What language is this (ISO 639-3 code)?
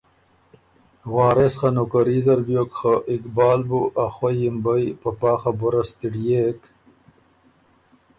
oru